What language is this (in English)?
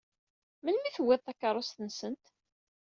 Kabyle